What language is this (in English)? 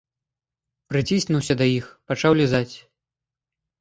Belarusian